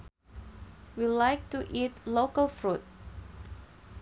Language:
Sundanese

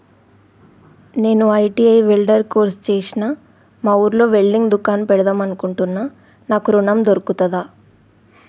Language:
Telugu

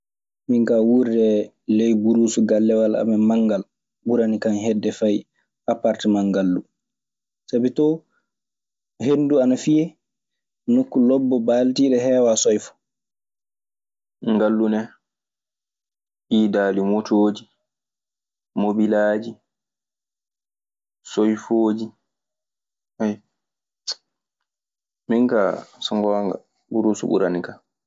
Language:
Maasina Fulfulde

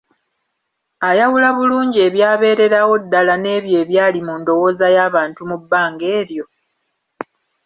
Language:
Ganda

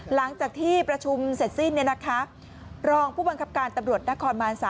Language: Thai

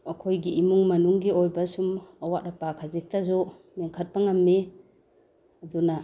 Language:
Manipuri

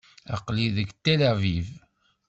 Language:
Kabyle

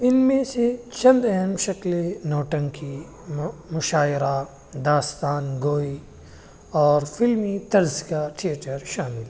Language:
Urdu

